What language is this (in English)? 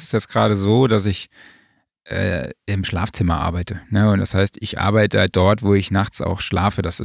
German